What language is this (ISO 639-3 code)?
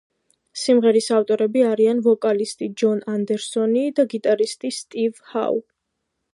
kat